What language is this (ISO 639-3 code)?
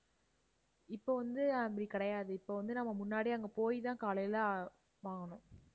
tam